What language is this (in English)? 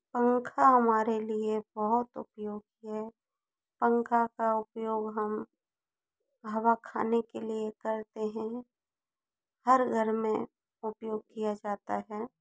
Hindi